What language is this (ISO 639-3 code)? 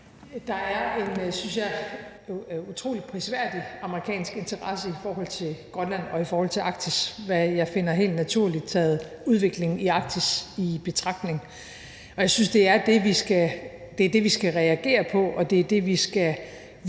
dan